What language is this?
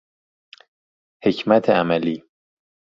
Persian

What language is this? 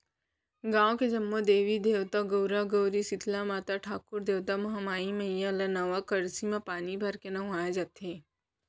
Chhattisgarhi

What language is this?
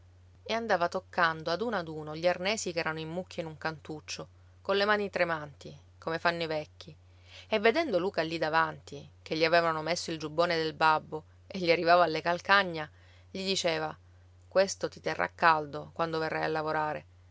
Italian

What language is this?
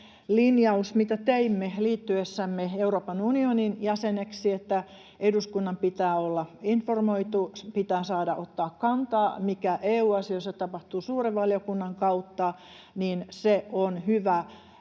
Finnish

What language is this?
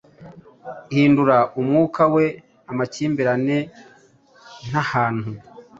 Kinyarwanda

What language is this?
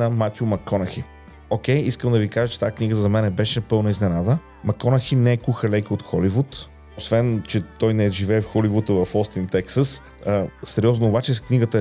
Bulgarian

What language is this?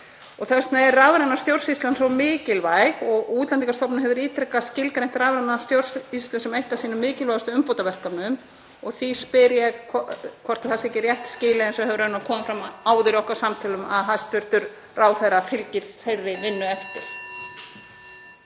Icelandic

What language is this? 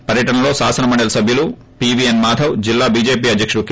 Telugu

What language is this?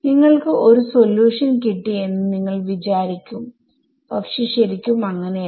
Malayalam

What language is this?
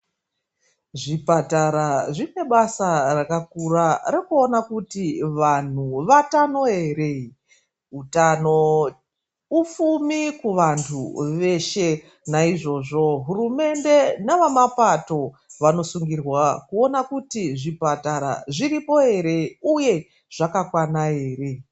Ndau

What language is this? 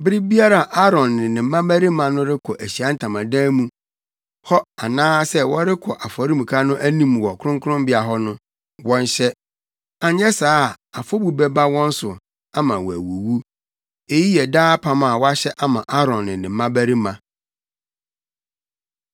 Akan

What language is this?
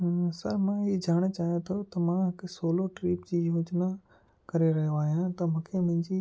Sindhi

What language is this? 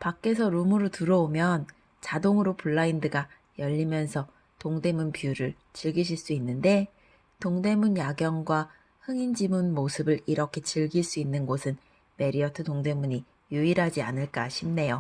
Korean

